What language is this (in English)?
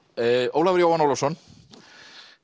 Icelandic